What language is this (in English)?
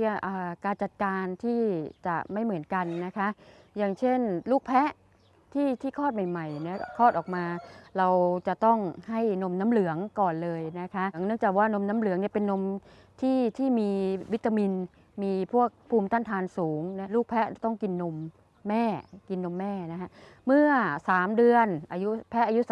Thai